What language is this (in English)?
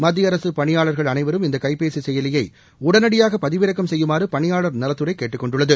Tamil